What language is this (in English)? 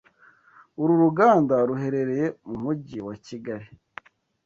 Kinyarwanda